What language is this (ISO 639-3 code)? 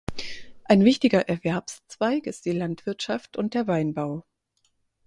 deu